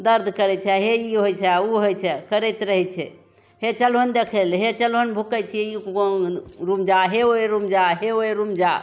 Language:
Maithili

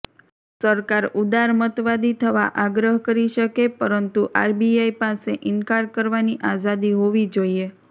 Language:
Gujarati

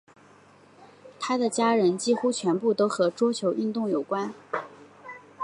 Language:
Chinese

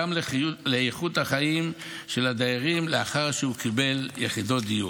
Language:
Hebrew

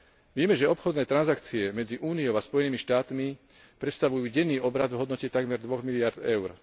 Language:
Slovak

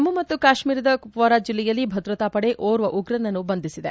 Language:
Kannada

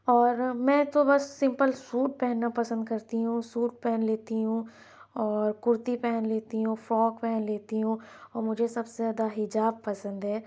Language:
Urdu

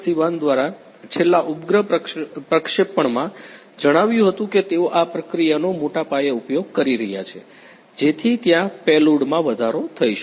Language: Gujarati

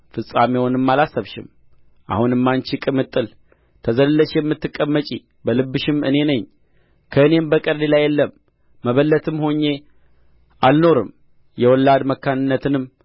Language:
Amharic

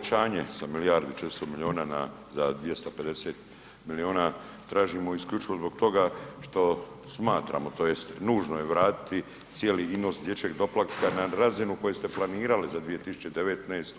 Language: Croatian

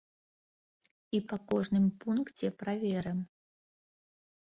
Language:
Belarusian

